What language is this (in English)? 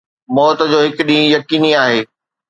Sindhi